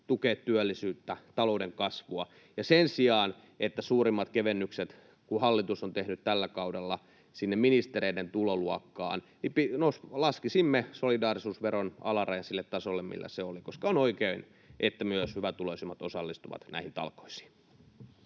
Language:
Finnish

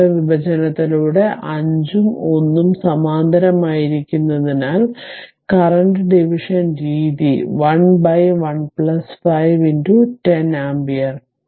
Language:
Malayalam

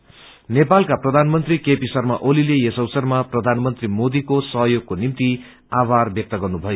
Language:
Nepali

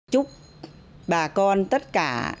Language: Vietnamese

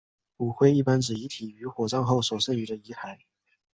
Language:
Chinese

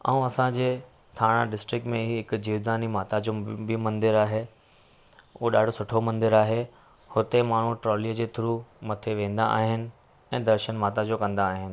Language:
Sindhi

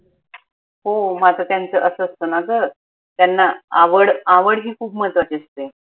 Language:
Marathi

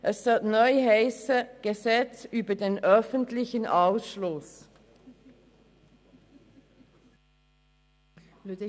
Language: Swiss German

